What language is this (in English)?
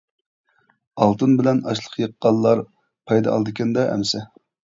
Uyghur